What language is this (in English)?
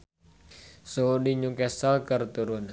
Sundanese